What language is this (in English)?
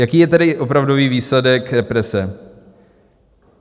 Czech